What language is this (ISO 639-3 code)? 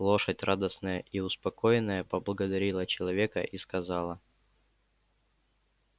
rus